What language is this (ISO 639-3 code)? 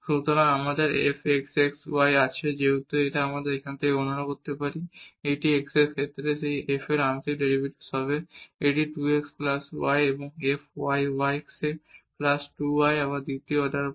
ben